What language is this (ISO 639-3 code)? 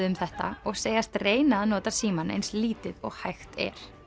isl